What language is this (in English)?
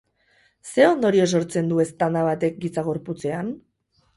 Basque